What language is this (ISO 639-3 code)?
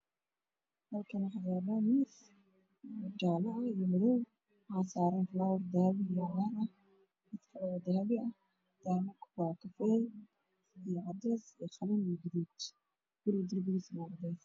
som